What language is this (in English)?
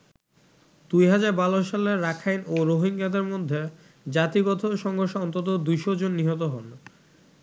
Bangla